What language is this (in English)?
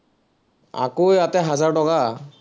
Assamese